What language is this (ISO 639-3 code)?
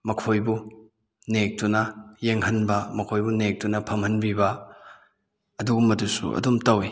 mni